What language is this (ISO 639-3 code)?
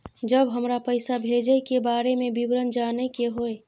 mai